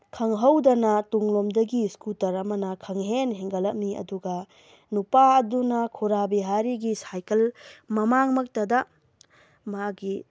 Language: Manipuri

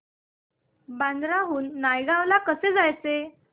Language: Marathi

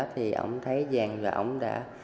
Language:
Vietnamese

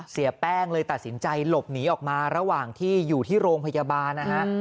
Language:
Thai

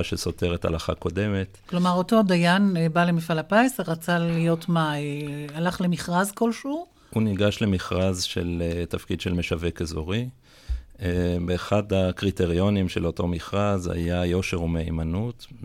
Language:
Hebrew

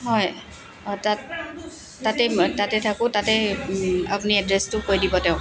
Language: Assamese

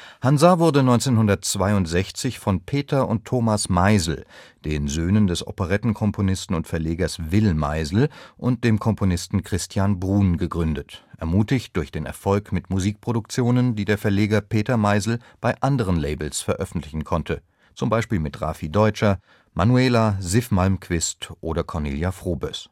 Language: German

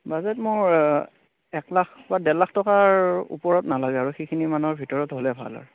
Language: Assamese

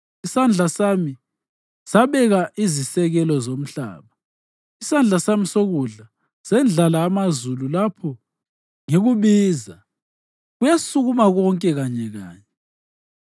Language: North Ndebele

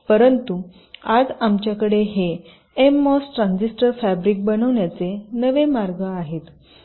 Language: Marathi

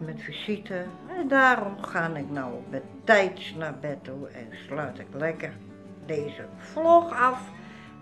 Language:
Dutch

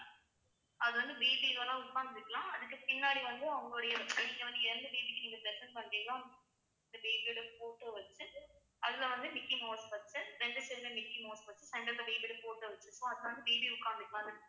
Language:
Tamil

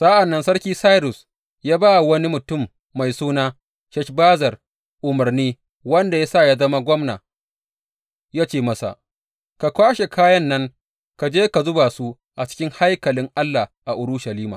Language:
Hausa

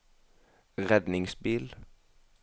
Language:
Norwegian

